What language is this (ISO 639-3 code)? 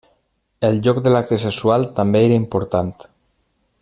cat